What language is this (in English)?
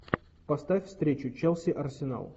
Russian